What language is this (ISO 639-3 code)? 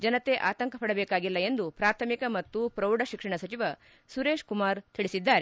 kan